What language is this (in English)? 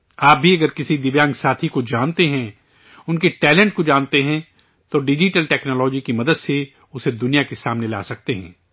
Urdu